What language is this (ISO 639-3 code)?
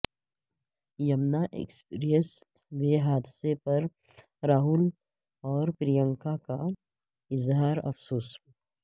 urd